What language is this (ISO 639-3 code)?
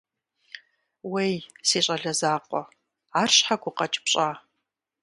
kbd